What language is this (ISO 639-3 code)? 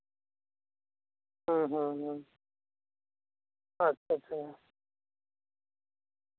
sat